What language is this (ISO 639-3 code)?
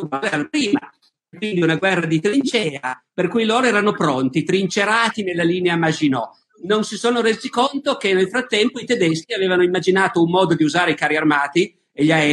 ita